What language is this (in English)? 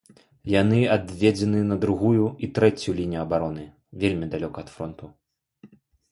Belarusian